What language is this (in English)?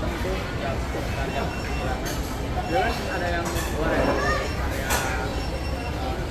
Indonesian